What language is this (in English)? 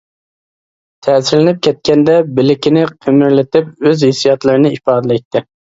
Uyghur